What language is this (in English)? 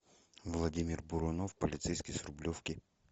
Russian